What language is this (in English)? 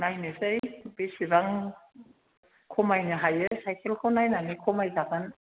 Bodo